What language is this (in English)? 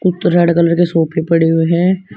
Hindi